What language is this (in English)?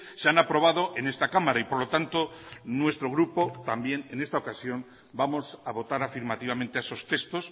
Spanish